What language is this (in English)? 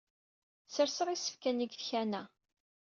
Kabyle